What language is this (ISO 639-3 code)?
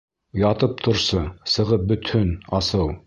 bak